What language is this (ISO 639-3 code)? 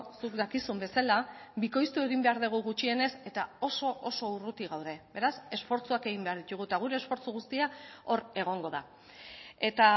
eus